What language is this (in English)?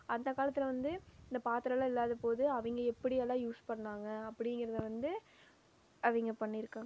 Tamil